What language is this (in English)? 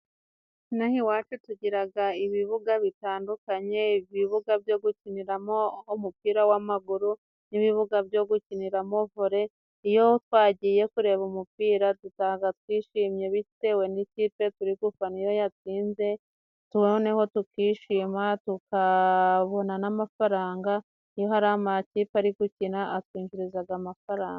Kinyarwanda